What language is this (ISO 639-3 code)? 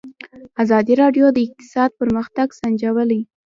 pus